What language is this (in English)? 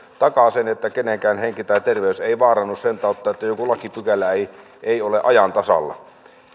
Finnish